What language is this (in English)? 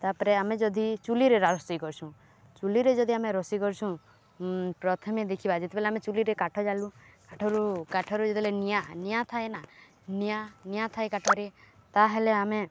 Odia